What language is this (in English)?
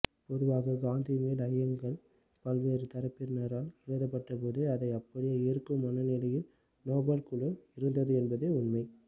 Tamil